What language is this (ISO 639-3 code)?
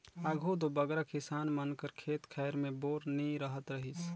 hne